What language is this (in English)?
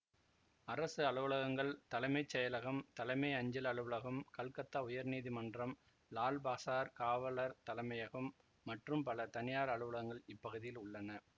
Tamil